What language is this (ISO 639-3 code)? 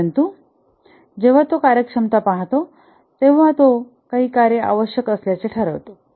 mar